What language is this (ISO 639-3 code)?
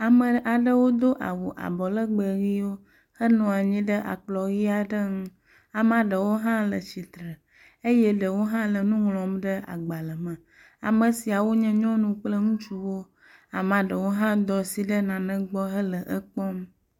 ewe